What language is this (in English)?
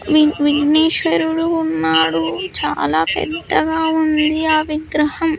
Telugu